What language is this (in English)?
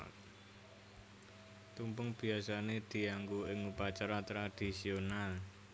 Javanese